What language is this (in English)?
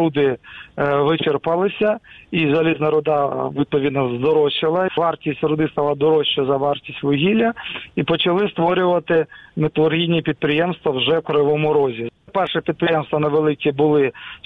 Ukrainian